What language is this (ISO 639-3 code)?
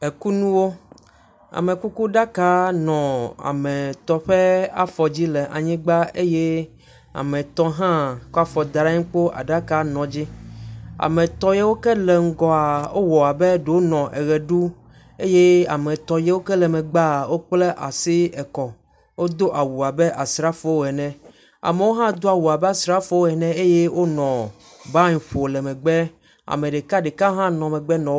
ewe